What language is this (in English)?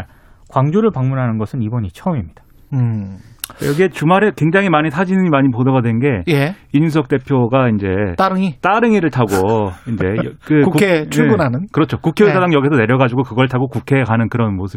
Korean